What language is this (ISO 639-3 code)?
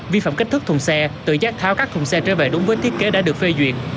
vie